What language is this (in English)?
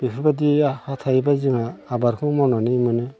Bodo